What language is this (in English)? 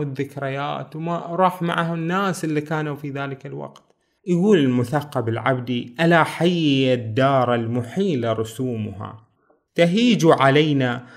Arabic